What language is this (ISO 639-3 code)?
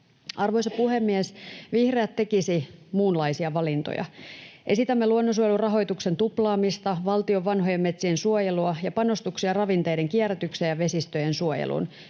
fin